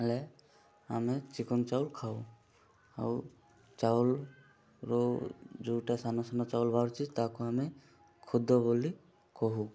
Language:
Odia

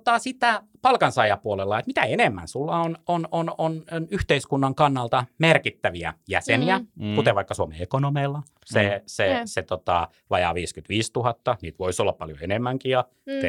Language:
Finnish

